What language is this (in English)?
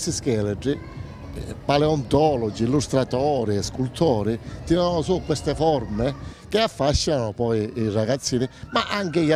Italian